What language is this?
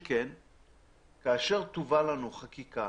Hebrew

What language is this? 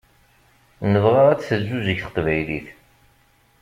Kabyle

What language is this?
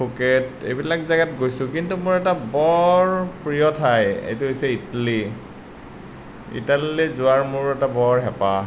Assamese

